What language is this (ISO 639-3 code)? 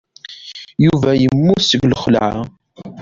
kab